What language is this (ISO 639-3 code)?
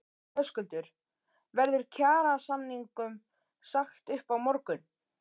isl